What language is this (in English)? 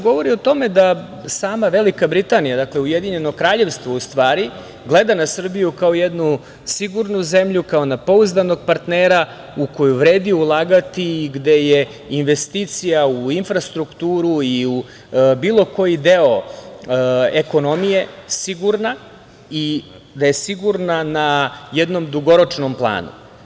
Serbian